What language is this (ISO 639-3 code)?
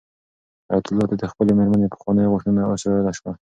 pus